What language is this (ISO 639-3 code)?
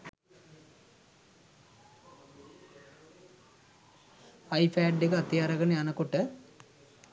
sin